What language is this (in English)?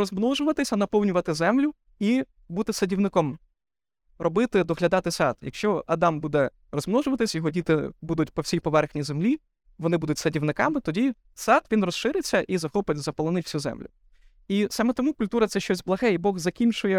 Ukrainian